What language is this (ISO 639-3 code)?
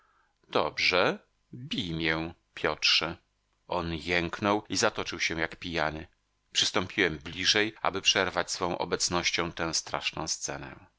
pol